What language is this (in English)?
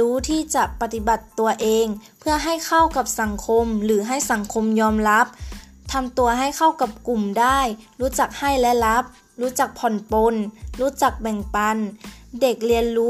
Thai